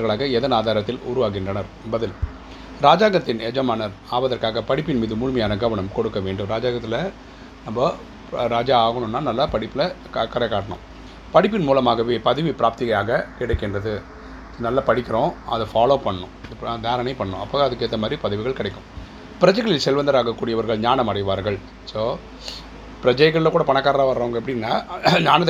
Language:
Tamil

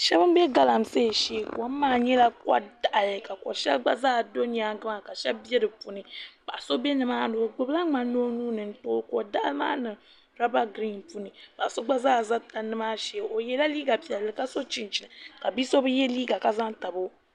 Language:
Dagbani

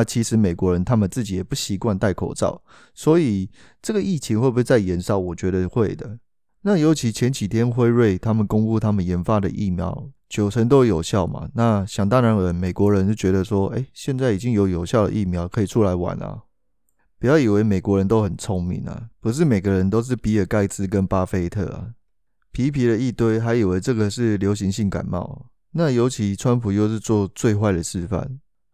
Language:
Chinese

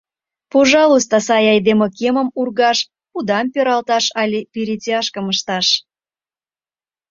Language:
Mari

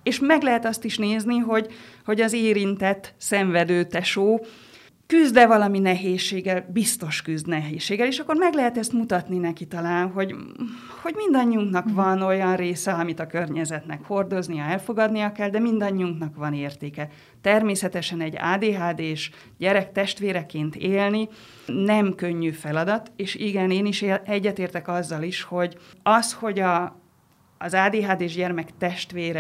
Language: Hungarian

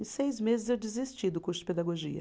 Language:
Portuguese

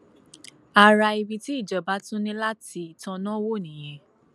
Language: Yoruba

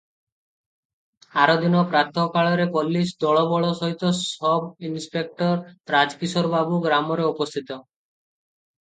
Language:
Odia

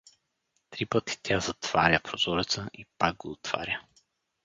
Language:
Bulgarian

